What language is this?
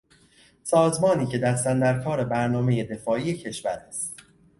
Persian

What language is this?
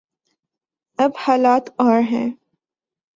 Urdu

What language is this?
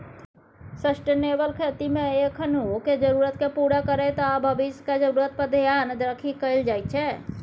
Maithili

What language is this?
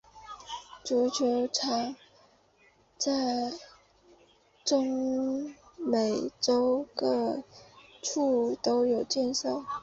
Chinese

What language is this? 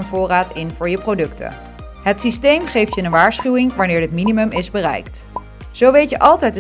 Dutch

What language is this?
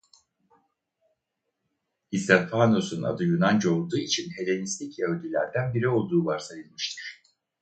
Turkish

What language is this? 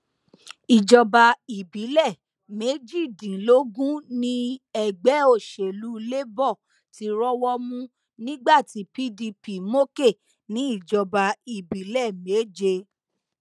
Yoruba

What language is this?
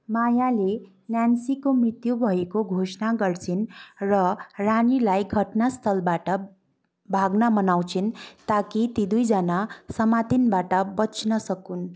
Nepali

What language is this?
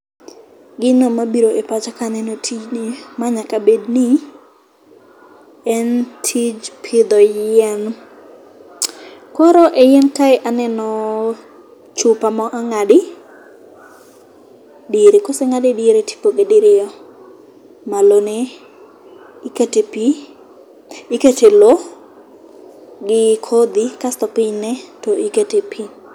Luo (Kenya and Tanzania)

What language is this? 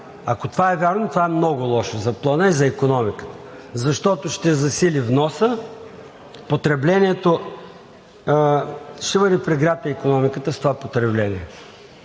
Bulgarian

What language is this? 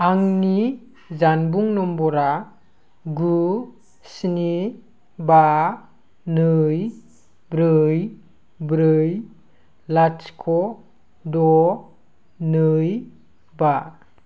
Bodo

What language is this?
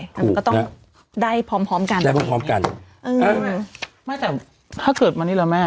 Thai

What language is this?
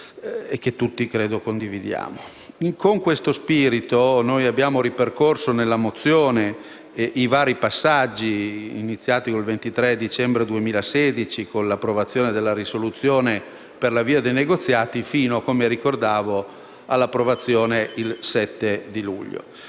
Italian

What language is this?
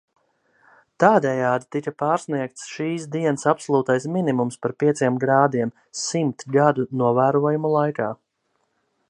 Latvian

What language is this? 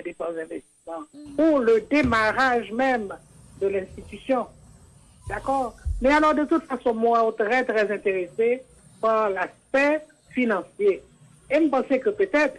French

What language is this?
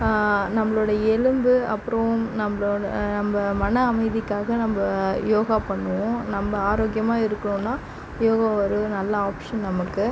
Tamil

